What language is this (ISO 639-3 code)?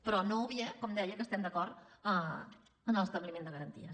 cat